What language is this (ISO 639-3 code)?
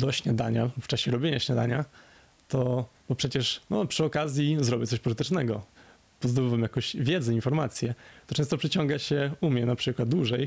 pol